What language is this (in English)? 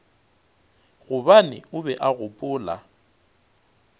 Northern Sotho